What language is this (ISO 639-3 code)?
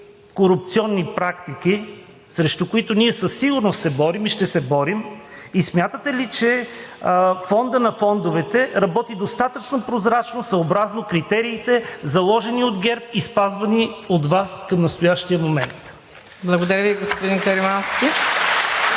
bul